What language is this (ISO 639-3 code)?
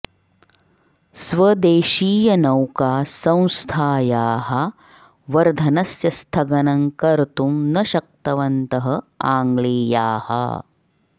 san